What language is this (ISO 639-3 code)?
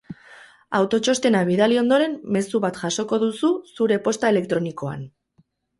eus